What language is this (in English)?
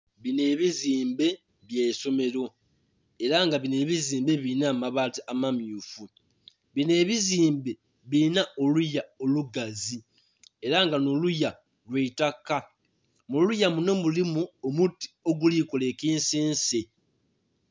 Soga